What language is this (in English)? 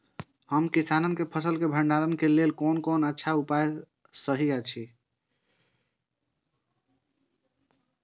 Maithili